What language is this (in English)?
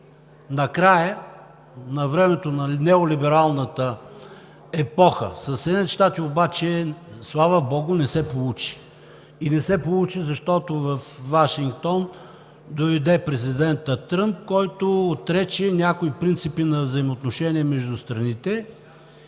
Bulgarian